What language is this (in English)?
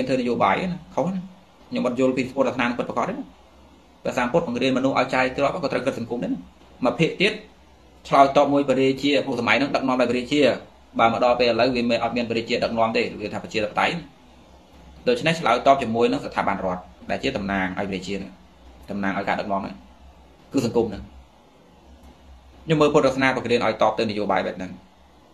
Vietnamese